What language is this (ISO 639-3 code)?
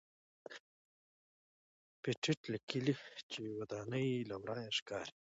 pus